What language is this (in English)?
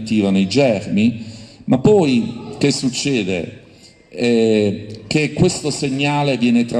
Italian